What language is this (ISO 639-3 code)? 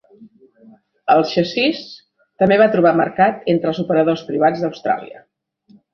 cat